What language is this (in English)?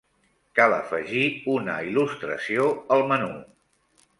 Catalan